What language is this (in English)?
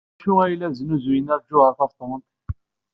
Kabyle